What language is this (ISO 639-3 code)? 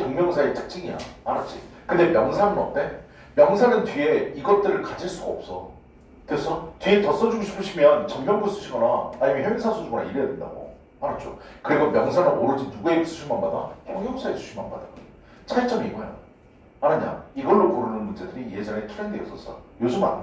kor